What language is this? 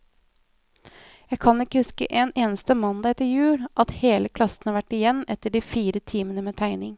Norwegian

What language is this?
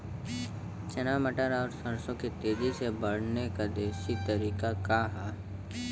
Bhojpuri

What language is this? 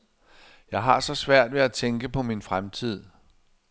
Danish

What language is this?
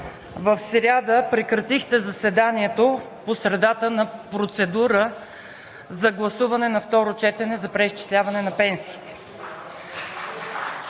Bulgarian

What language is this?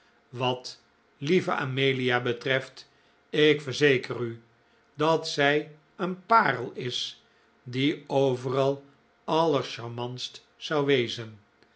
Dutch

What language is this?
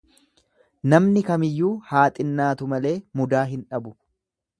Oromo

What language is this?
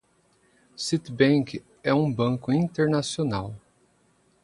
Portuguese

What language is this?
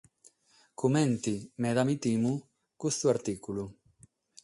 Sardinian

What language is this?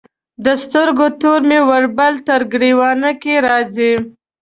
Pashto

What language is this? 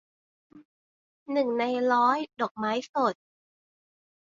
Thai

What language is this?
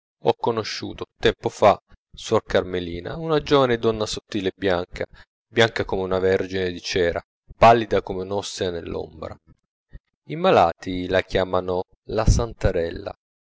Italian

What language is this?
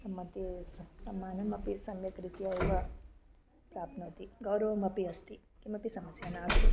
Sanskrit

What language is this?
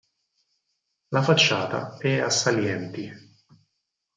Italian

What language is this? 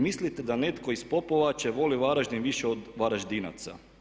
Croatian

